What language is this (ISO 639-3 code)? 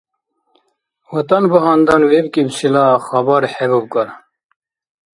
dar